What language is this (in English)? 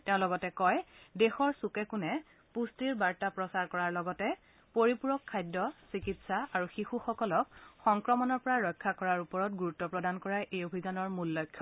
Assamese